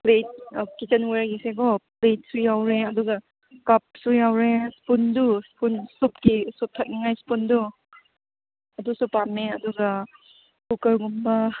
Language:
Manipuri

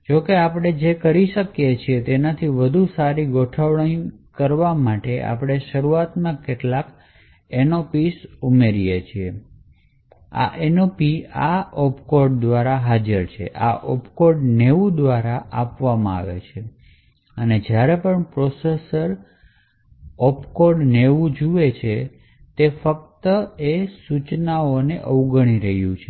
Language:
Gujarati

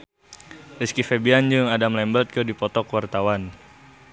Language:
Sundanese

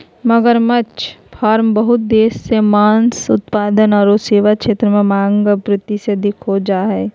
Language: Magahi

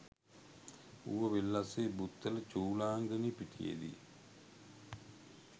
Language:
Sinhala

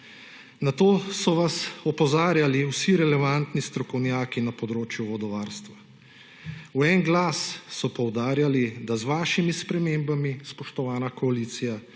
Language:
Slovenian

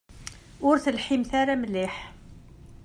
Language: Kabyle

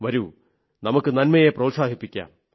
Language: Malayalam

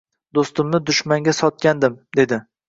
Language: Uzbek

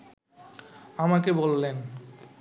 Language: Bangla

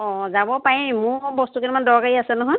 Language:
Assamese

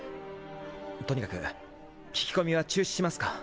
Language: Japanese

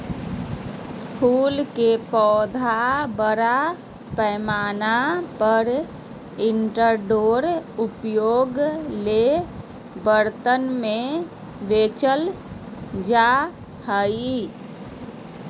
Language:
Magahi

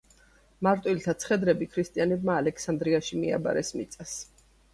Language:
Georgian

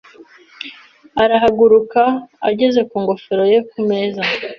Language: Kinyarwanda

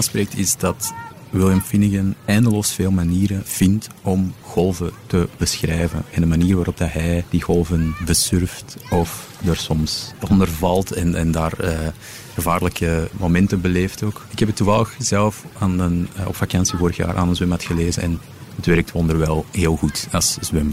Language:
Dutch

